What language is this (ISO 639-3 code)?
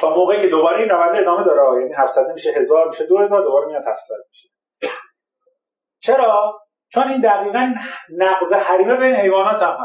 fas